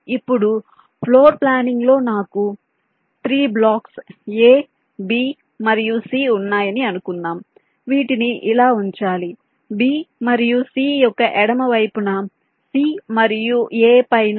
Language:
Telugu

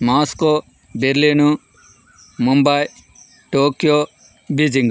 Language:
Telugu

